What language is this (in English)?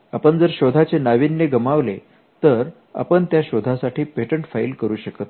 Marathi